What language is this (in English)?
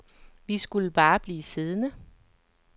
Danish